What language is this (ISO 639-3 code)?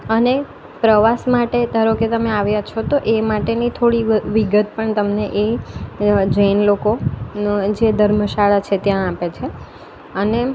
guj